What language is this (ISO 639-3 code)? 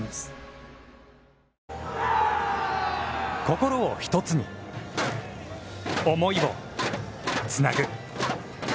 jpn